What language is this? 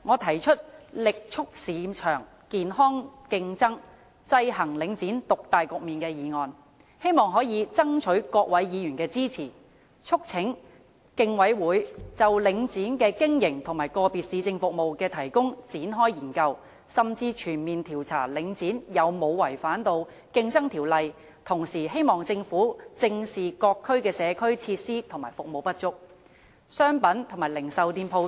Cantonese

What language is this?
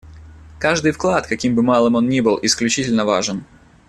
Russian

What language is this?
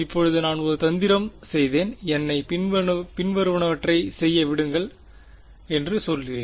Tamil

